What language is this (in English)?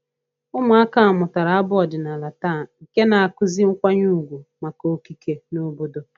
Igbo